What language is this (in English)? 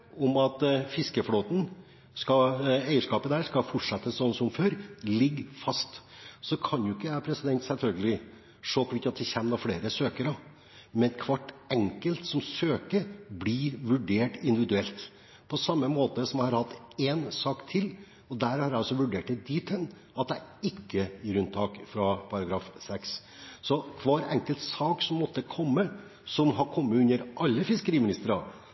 Norwegian Bokmål